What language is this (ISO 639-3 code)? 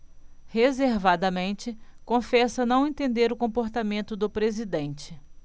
por